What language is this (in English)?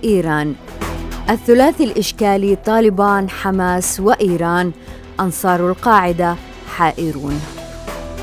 Arabic